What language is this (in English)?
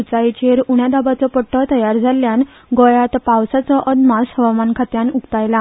Konkani